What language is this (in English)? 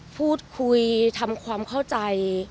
Thai